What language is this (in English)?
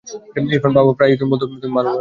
Bangla